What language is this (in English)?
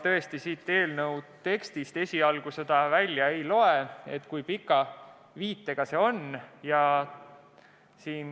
Estonian